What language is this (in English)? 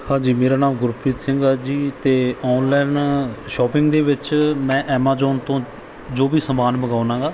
Punjabi